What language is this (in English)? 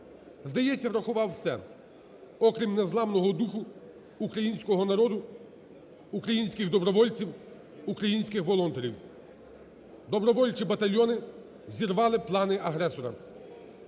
Ukrainian